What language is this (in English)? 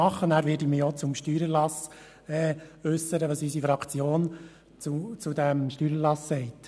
Swiss German